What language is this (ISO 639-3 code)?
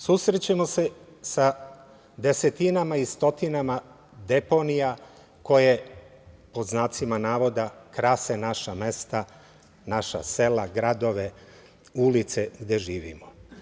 srp